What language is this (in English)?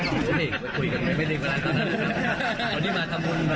Thai